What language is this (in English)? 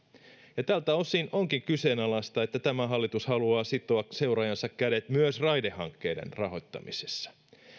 Finnish